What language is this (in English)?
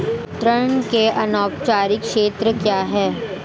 Hindi